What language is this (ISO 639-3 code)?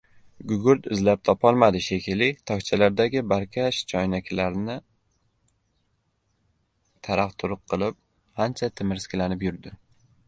uzb